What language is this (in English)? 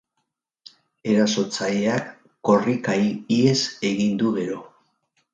Basque